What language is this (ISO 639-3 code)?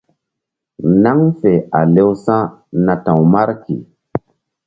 mdd